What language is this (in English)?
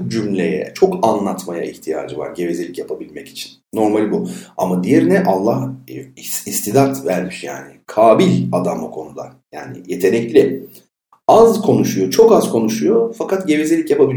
Turkish